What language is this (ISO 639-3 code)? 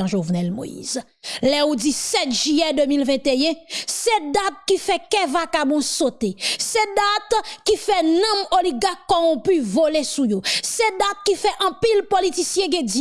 fra